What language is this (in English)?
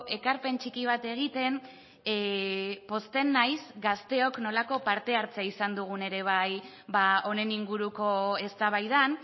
Basque